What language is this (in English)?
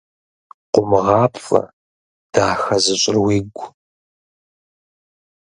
Kabardian